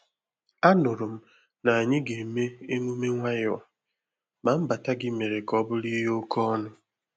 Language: Igbo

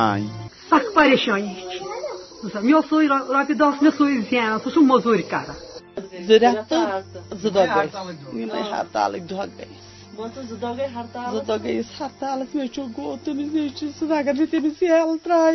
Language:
Urdu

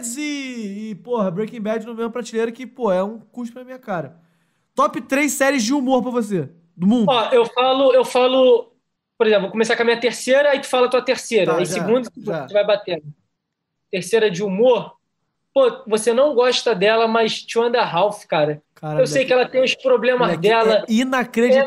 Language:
Portuguese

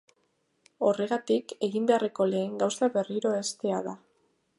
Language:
Basque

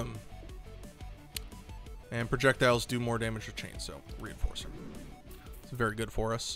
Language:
English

